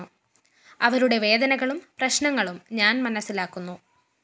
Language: Malayalam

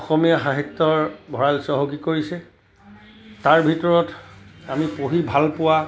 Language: Assamese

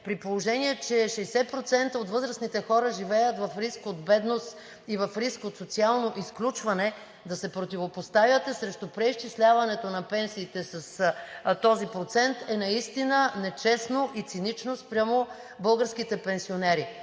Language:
Bulgarian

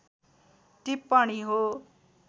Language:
Nepali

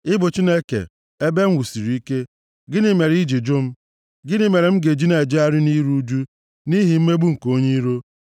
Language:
Igbo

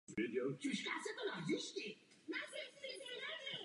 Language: Czech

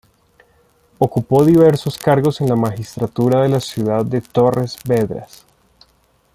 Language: Spanish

